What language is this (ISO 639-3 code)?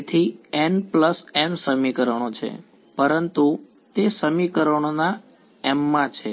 guj